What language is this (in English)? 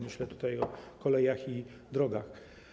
Polish